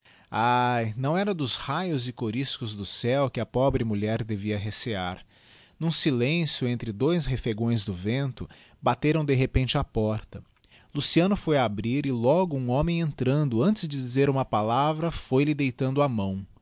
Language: Portuguese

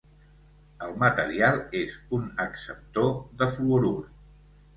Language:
Catalan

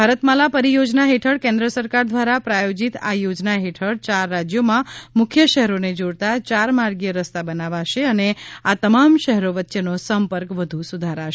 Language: Gujarati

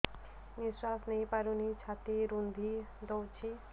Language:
Odia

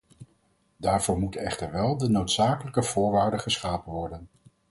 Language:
Dutch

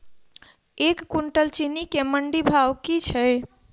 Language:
Maithili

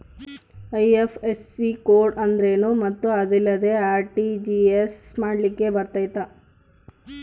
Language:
Kannada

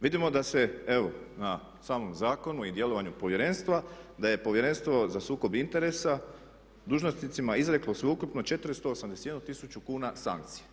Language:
Croatian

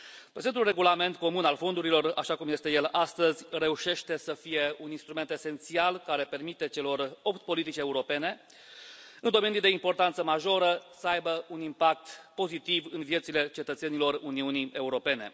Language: Romanian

